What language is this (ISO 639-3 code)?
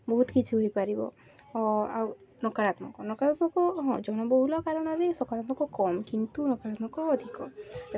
ori